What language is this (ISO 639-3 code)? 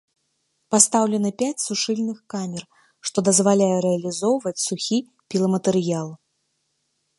bel